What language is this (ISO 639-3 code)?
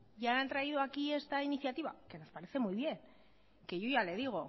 spa